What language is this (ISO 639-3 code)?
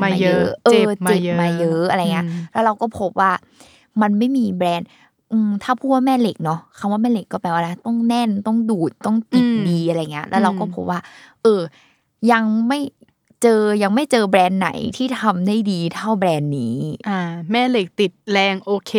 tha